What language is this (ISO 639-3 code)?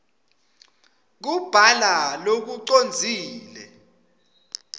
ssw